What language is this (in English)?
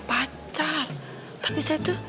Indonesian